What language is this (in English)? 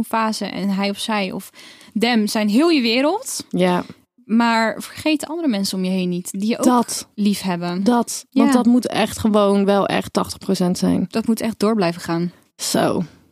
Dutch